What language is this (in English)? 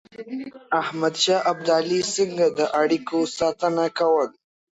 Pashto